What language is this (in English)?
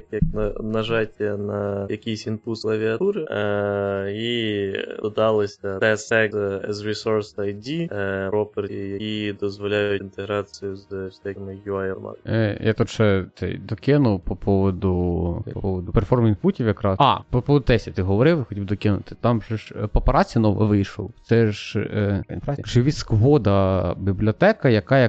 Ukrainian